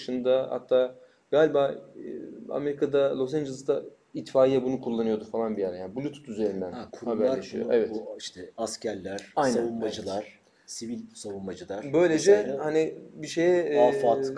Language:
Turkish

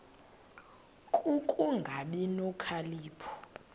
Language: Xhosa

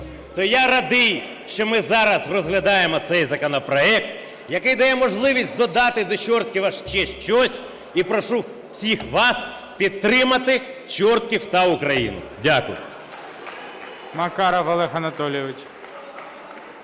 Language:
Ukrainian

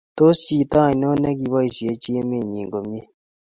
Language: Kalenjin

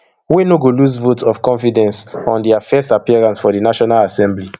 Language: Nigerian Pidgin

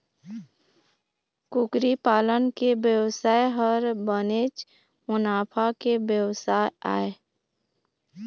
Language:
Chhattisgarhi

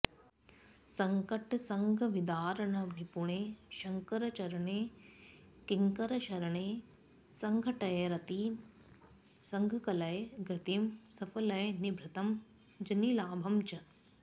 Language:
Sanskrit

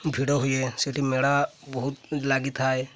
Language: Odia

